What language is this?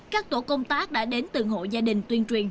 Vietnamese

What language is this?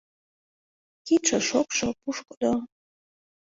Mari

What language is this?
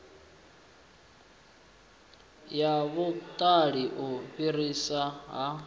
Venda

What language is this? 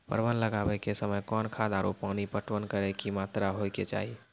Maithili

